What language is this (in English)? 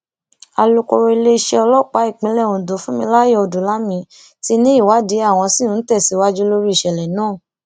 Yoruba